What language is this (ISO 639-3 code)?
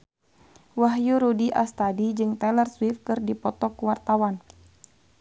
sun